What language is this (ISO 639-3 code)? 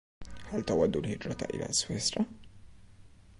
ara